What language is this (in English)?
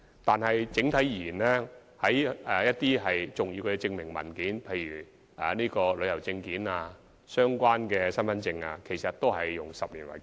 Cantonese